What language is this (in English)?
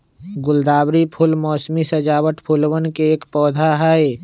Magahi